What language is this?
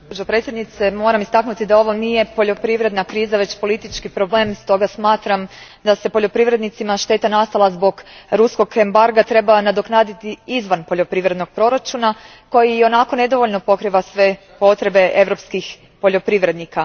Croatian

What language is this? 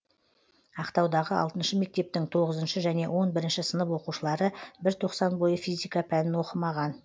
Kazakh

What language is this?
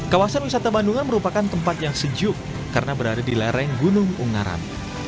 Indonesian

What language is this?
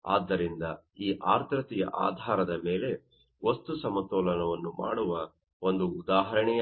Kannada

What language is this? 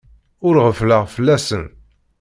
Kabyle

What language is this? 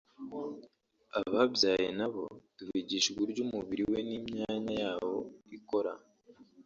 Kinyarwanda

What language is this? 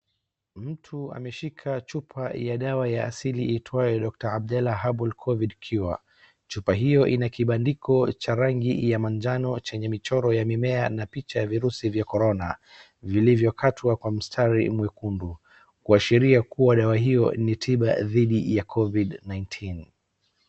Swahili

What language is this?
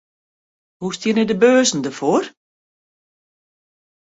Western Frisian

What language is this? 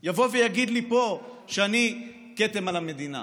Hebrew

